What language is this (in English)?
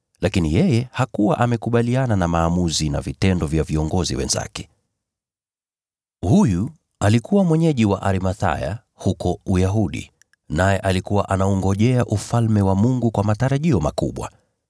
Swahili